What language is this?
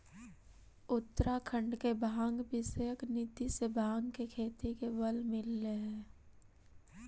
Magahi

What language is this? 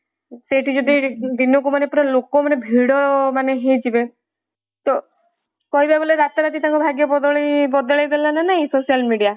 Odia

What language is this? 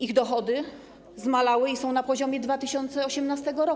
Polish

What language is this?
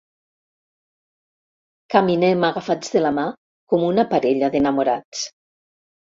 Catalan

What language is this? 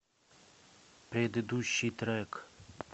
Russian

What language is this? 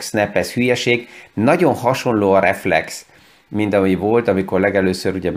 Hungarian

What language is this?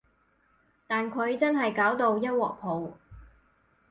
Cantonese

